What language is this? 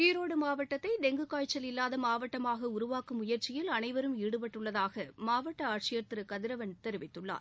Tamil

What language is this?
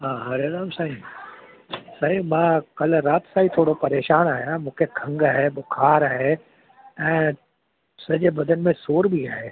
Sindhi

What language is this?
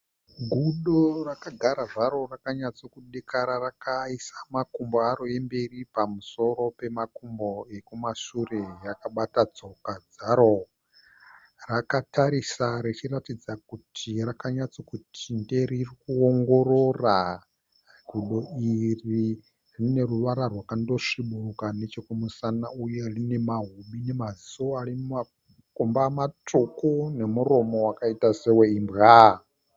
Shona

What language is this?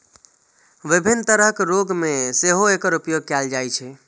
Maithili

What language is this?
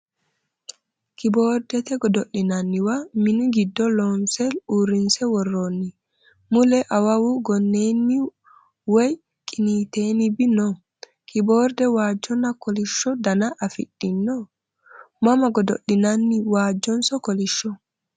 Sidamo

